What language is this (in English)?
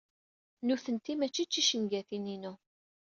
Kabyle